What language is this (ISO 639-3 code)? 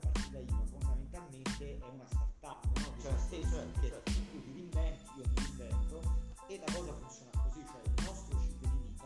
ita